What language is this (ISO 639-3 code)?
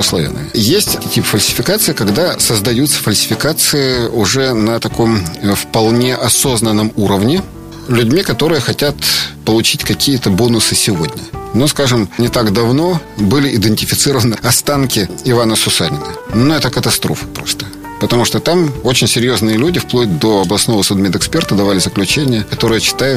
rus